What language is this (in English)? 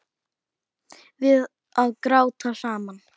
Icelandic